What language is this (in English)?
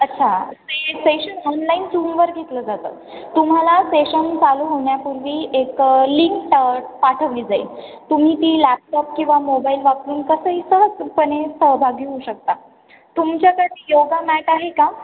Marathi